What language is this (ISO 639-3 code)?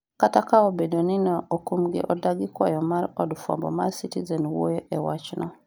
luo